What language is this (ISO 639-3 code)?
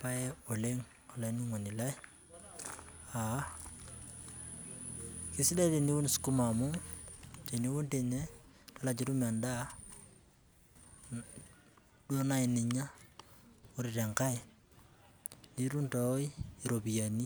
mas